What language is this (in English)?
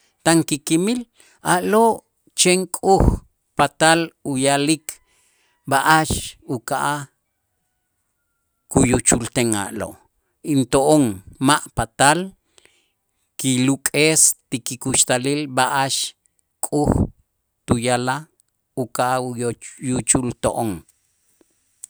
Itzá